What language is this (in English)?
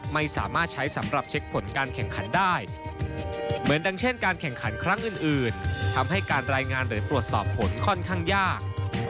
Thai